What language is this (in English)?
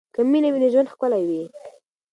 Pashto